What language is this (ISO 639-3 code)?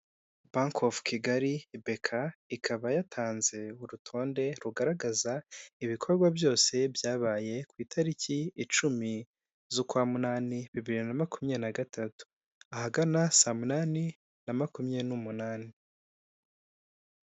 kin